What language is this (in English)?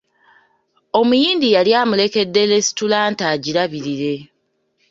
Ganda